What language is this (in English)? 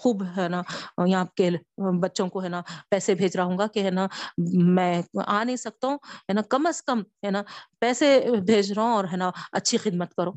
Urdu